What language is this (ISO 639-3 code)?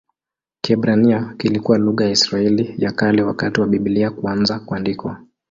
swa